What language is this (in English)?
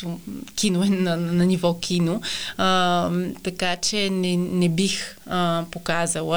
Bulgarian